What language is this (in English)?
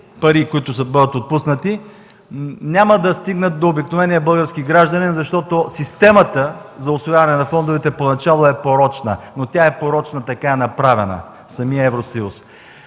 Bulgarian